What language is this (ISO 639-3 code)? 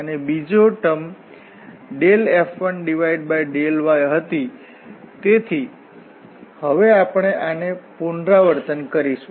guj